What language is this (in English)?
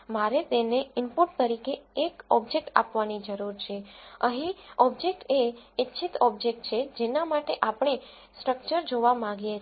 Gujarati